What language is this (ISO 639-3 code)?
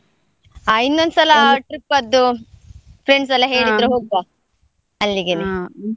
kan